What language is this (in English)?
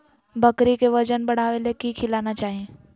Magahi